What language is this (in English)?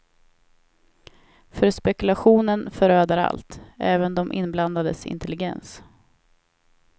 Swedish